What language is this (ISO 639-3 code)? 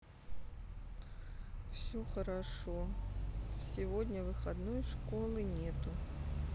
rus